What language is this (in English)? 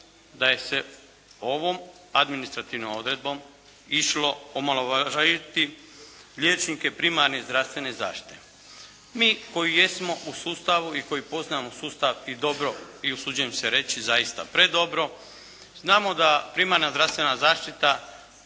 Croatian